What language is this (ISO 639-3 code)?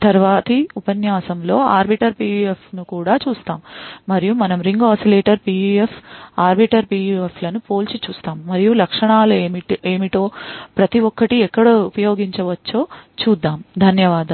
tel